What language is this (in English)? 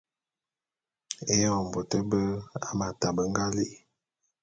Bulu